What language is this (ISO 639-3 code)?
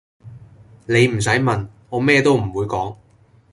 yue